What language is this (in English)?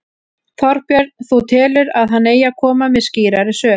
Icelandic